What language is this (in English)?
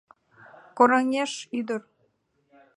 Mari